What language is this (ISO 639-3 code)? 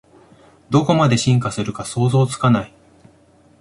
jpn